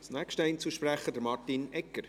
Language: Swiss German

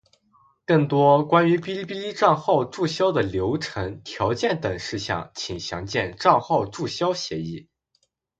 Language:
Chinese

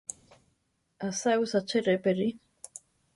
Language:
Central Tarahumara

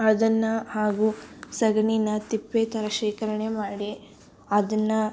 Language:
Kannada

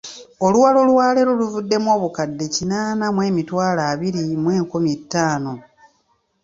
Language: Ganda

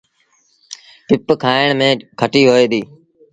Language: Sindhi Bhil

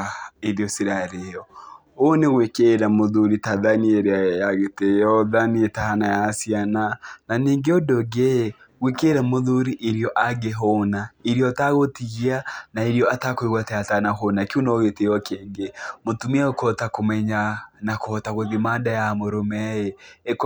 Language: Kikuyu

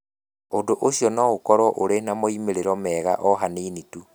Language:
Kikuyu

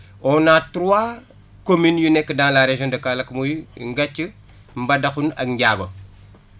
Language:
Wolof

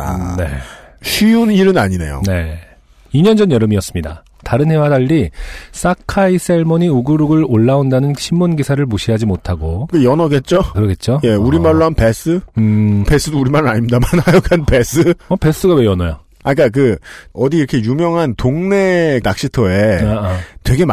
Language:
Korean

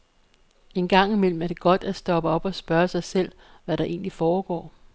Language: Danish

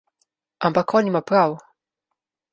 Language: Slovenian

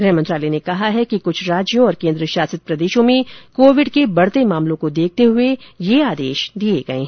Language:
Hindi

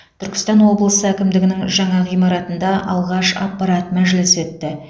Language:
Kazakh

